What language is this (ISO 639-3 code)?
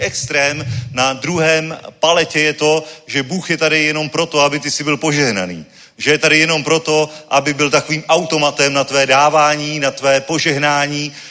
ces